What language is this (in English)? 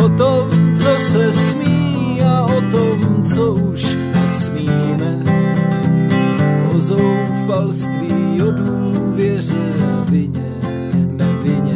Czech